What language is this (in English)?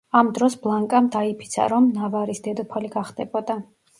Georgian